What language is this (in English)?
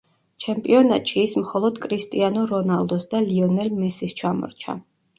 Georgian